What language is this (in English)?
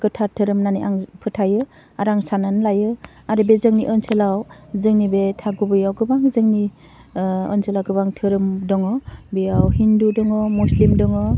Bodo